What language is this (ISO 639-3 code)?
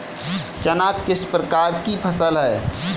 hin